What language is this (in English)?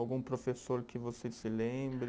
Portuguese